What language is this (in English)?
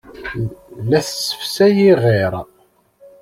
Kabyle